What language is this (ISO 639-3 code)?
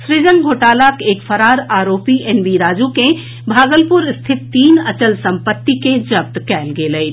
mai